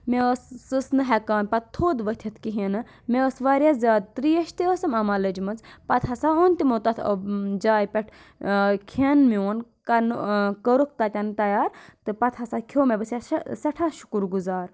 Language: Kashmiri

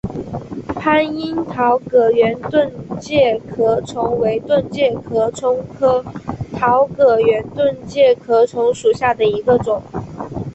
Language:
Chinese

